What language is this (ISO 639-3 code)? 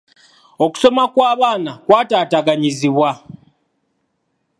lug